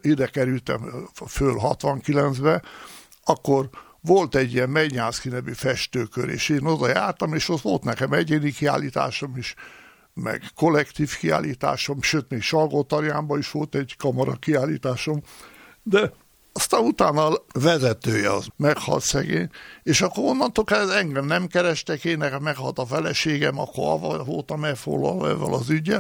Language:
Hungarian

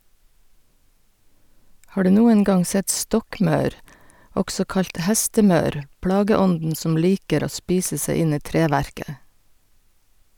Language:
Norwegian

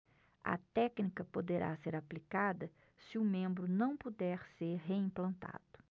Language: Portuguese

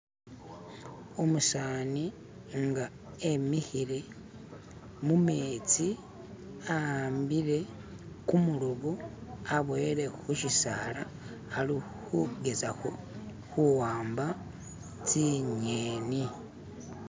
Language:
Masaaba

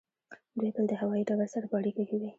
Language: Pashto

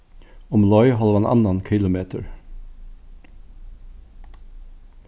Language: Faroese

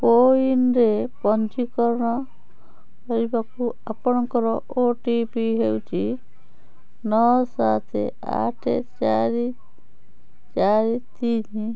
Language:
Odia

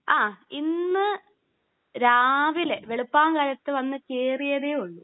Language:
Malayalam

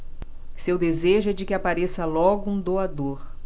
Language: Portuguese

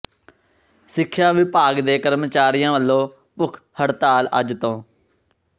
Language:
Punjabi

